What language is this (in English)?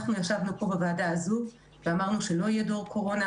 Hebrew